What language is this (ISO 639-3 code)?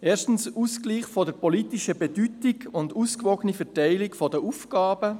gsw